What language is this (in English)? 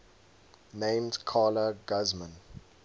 English